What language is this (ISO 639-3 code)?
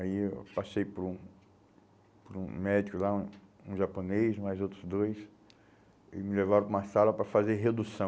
por